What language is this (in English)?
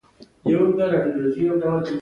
Pashto